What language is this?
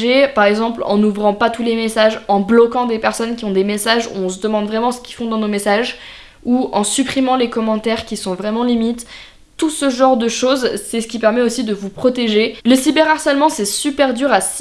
French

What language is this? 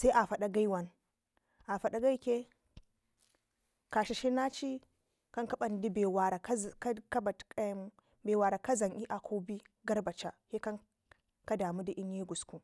Ngizim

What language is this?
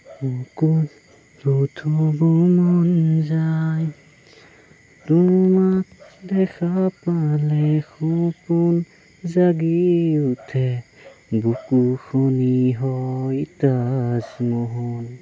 Assamese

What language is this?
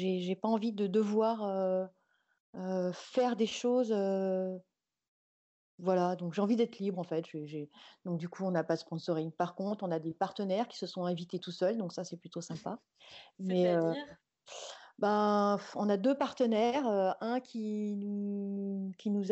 French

